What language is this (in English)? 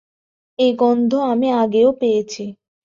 Bangla